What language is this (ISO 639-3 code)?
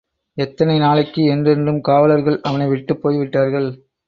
tam